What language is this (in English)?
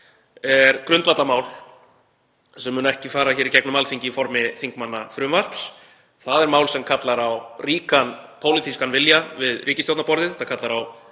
Icelandic